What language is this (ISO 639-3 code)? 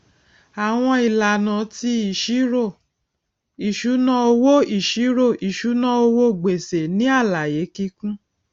yor